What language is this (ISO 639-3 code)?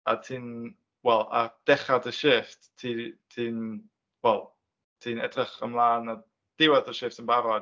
cym